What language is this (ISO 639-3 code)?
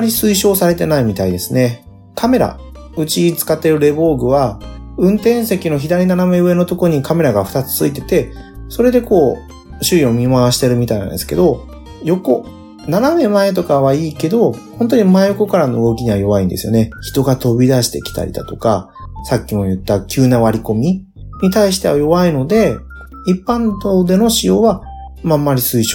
jpn